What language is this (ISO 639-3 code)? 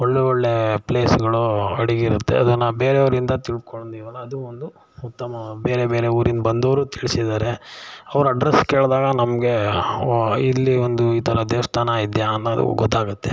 kan